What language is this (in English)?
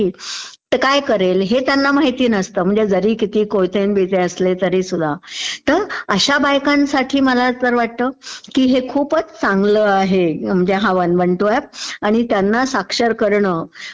Marathi